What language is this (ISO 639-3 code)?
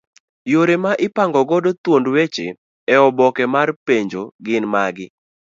luo